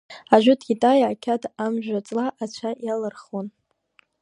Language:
Abkhazian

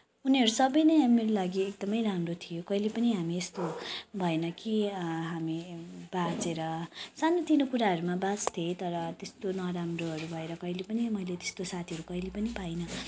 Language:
Nepali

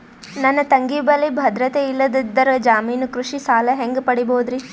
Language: Kannada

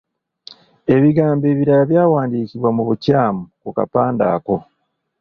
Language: Ganda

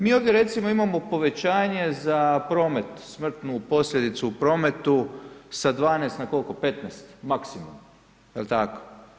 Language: Croatian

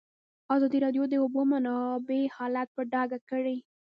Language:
Pashto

